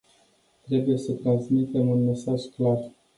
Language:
Romanian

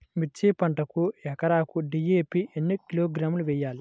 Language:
Telugu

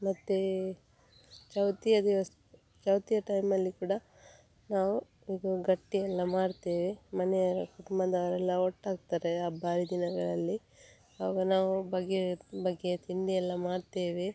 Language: Kannada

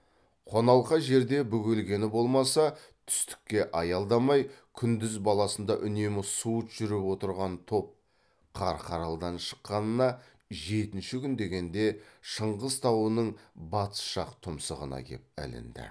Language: Kazakh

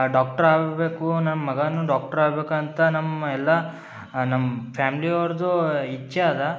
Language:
Kannada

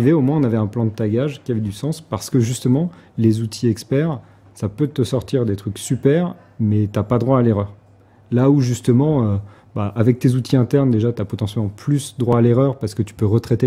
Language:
French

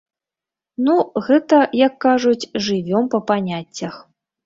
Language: Belarusian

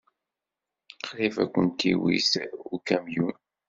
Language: Kabyle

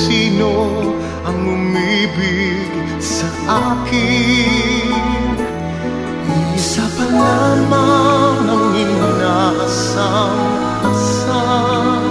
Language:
Filipino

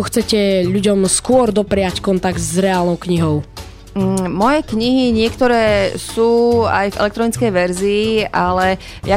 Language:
Slovak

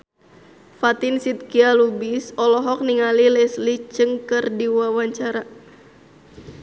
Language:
Sundanese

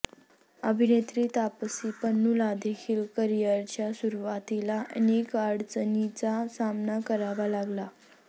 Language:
Marathi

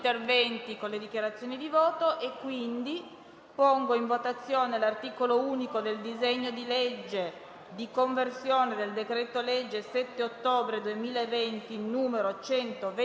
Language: Italian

